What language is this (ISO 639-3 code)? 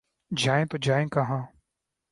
urd